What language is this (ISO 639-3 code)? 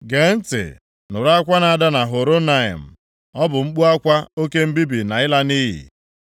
ibo